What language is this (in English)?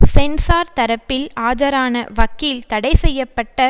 Tamil